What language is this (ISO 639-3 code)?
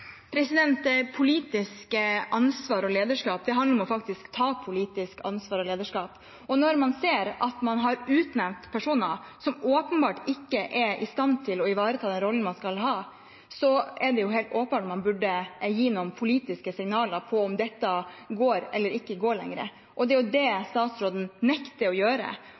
nob